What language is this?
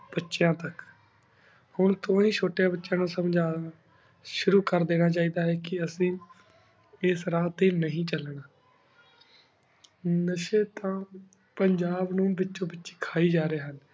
Punjabi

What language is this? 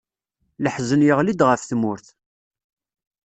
Kabyle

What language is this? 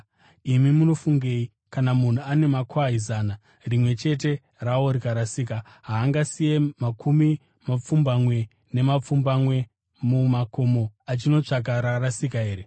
Shona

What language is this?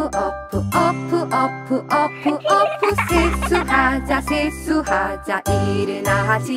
Romanian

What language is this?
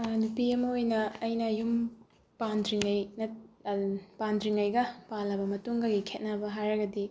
Manipuri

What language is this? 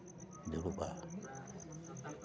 Santali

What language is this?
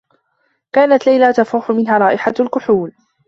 Arabic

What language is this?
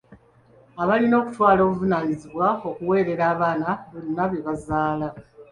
Ganda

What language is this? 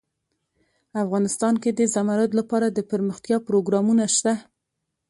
Pashto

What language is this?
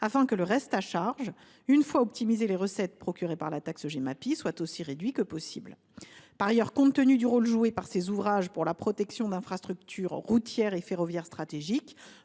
French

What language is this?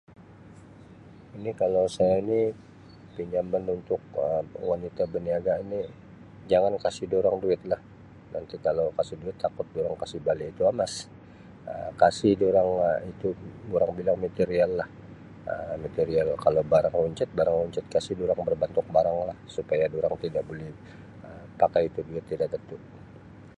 Sabah Malay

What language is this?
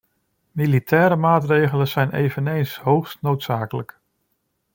Dutch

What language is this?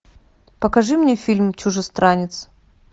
Russian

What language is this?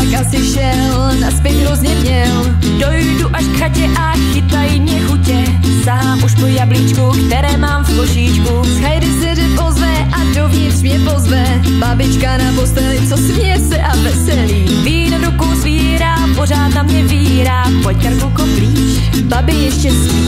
Polish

